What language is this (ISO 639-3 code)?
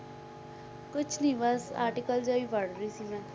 pan